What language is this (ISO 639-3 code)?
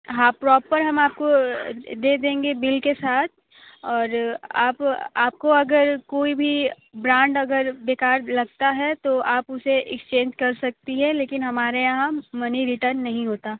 hin